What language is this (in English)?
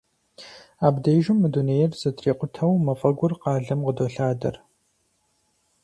Kabardian